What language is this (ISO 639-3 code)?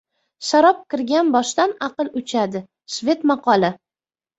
uzb